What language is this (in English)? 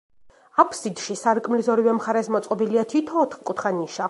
Georgian